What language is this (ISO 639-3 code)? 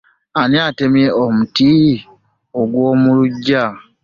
lug